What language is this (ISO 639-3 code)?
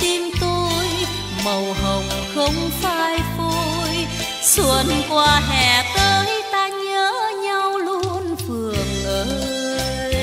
vie